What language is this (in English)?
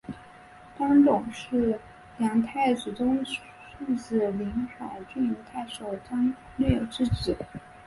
Chinese